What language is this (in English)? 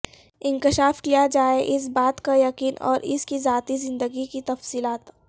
Urdu